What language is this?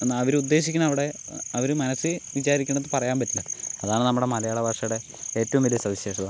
Malayalam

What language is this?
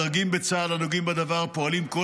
Hebrew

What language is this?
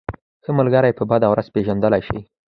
Pashto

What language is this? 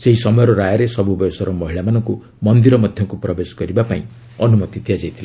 Odia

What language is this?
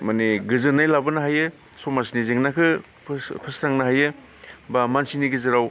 Bodo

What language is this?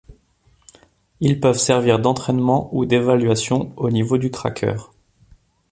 French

